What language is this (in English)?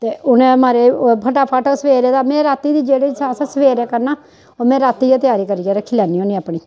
Dogri